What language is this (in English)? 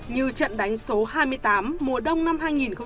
Vietnamese